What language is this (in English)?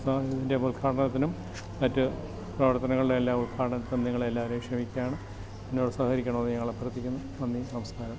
Malayalam